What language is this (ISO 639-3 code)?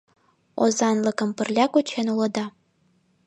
chm